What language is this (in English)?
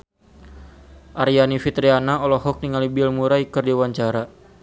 Sundanese